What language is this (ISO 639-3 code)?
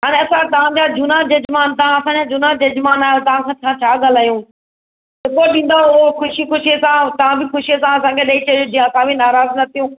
snd